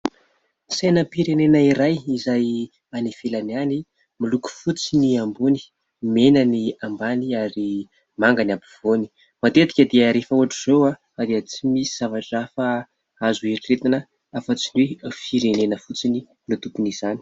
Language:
Malagasy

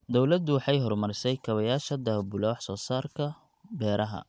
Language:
Somali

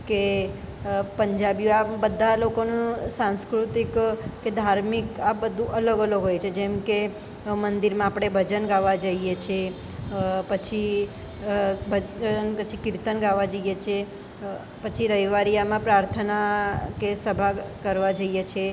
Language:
Gujarati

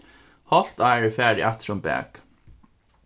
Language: Faroese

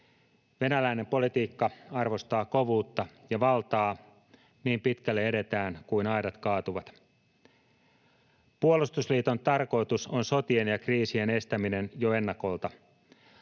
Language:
Finnish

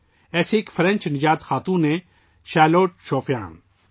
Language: Urdu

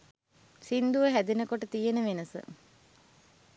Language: Sinhala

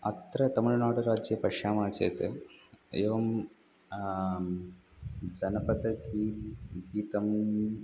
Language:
Sanskrit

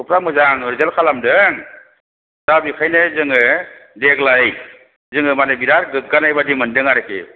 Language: Bodo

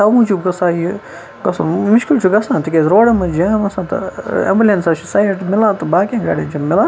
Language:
Kashmiri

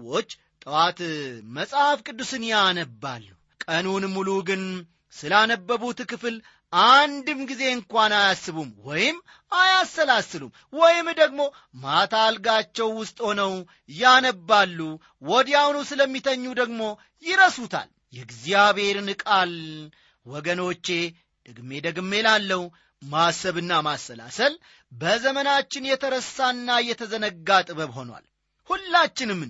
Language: Amharic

